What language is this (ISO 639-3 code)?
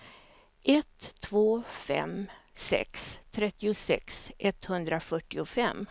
swe